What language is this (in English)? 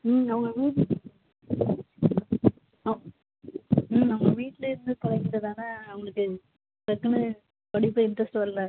Tamil